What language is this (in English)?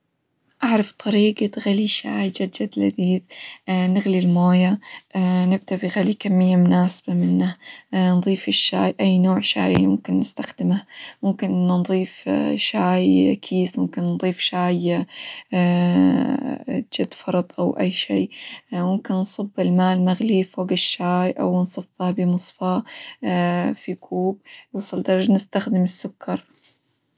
Hijazi Arabic